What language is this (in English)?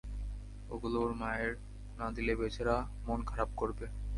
Bangla